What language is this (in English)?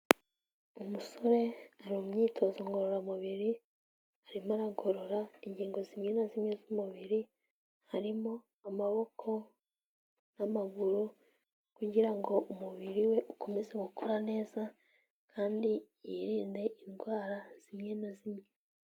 Kinyarwanda